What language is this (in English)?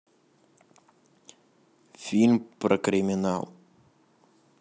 Russian